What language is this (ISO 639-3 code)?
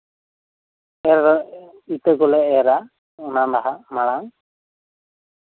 sat